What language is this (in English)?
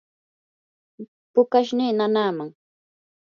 Yanahuanca Pasco Quechua